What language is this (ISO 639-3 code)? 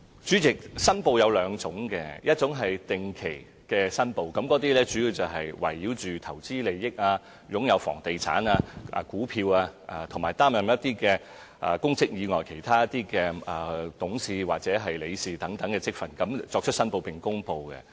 yue